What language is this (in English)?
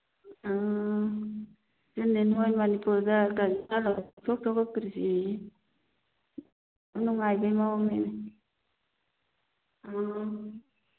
Manipuri